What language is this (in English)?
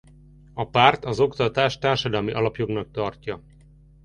Hungarian